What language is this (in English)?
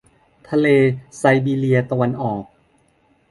Thai